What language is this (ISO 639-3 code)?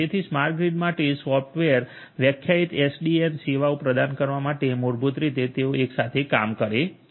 guj